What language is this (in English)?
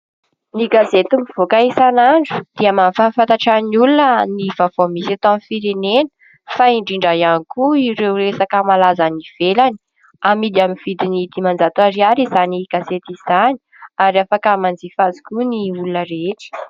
Malagasy